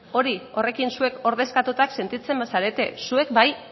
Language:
Basque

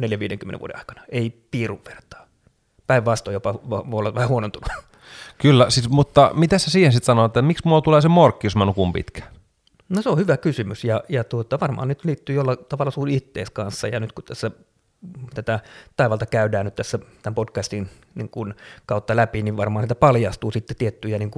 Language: Finnish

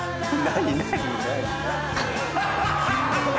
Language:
Japanese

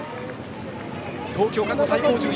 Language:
Japanese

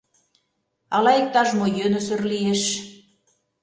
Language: Mari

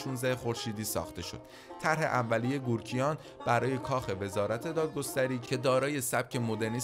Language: Persian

